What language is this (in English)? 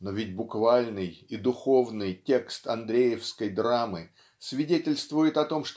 Russian